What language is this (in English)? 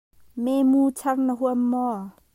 Hakha Chin